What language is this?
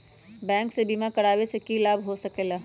Magahi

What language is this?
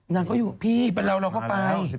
Thai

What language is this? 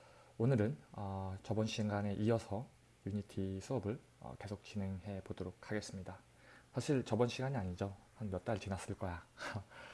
Korean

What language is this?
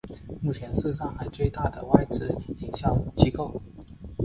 Chinese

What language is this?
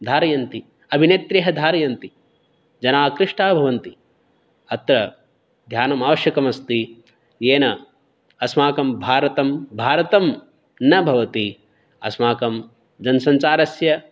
Sanskrit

